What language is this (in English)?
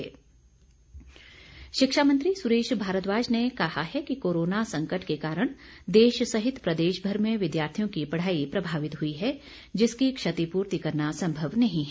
Hindi